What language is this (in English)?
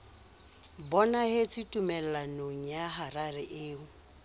Southern Sotho